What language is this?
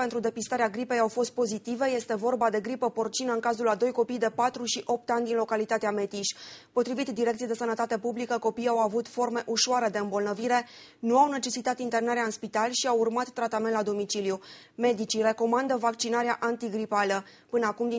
Romanian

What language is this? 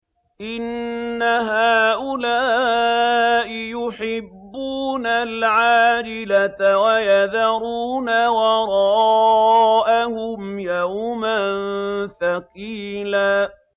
Arabic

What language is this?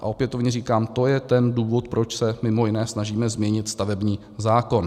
Czech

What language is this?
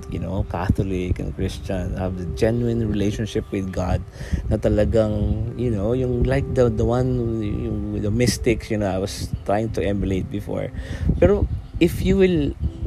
Filipino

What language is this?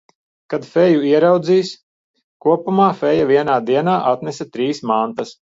Latvian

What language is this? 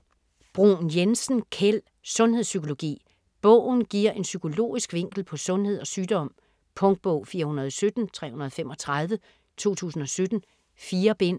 Danish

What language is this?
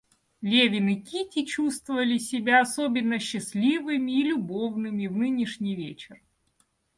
Russian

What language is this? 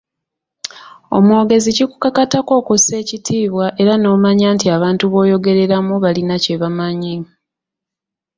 Ganda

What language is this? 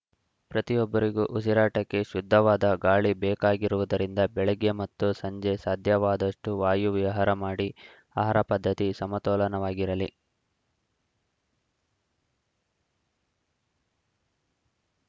Kannada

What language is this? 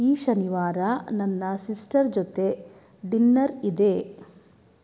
Kannada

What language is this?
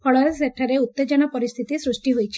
Odia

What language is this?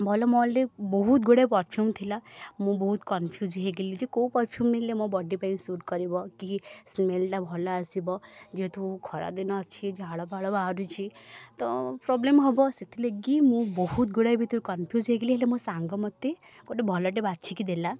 Odia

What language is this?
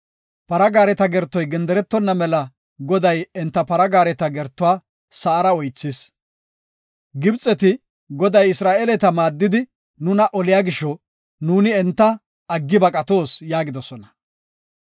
Gofa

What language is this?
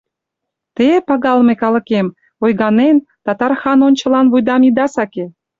Mari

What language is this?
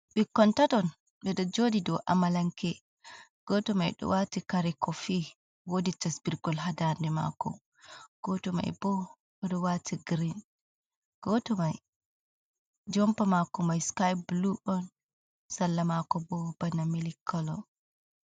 Fula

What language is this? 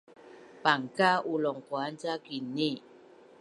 Bunun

